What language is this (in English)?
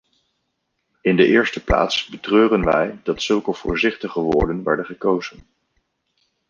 Dutch